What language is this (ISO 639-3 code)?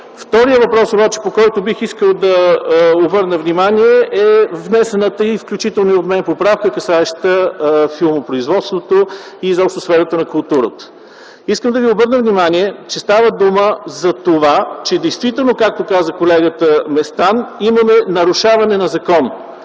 bul